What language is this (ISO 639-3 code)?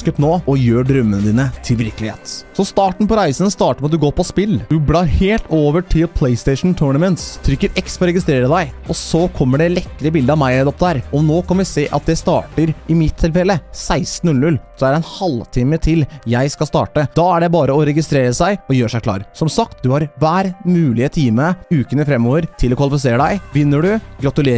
nor